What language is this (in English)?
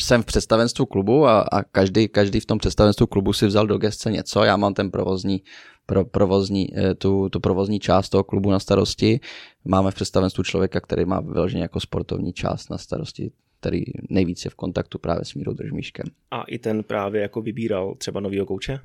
Czech